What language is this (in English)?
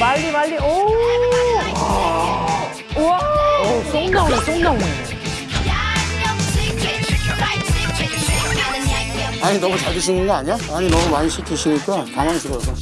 Korean